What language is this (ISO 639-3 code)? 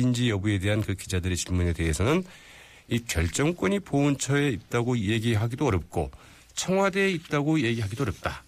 kor